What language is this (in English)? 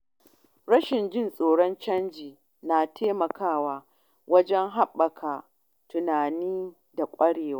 Hausa